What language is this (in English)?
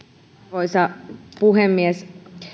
Finnish